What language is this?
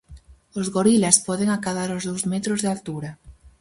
Galician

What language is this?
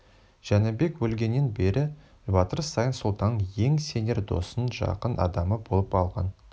Kazakh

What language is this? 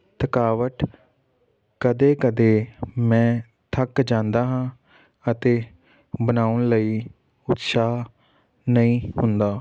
Punjabi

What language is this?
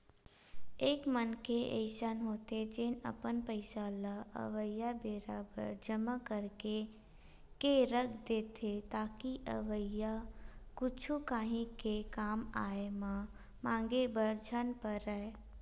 Chhattisgarhi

